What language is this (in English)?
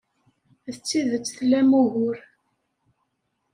Kabyle